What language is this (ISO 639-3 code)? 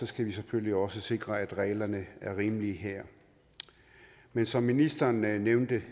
dan